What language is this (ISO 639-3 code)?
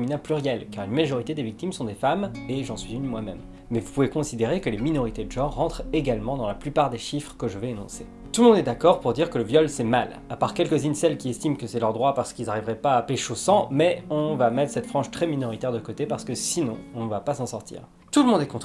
fra